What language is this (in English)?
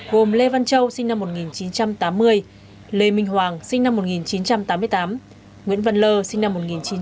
Vietnamese